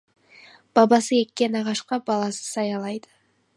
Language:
Kazakh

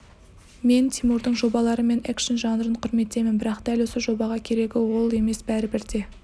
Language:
Kazakh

